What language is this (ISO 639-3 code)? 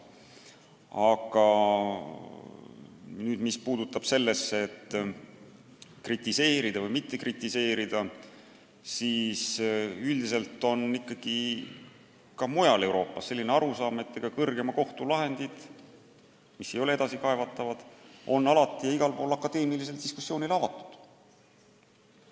est